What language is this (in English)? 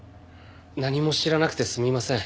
Japanese